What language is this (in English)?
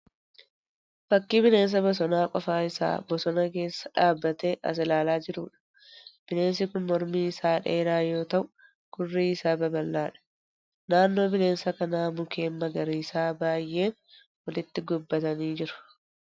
Oromo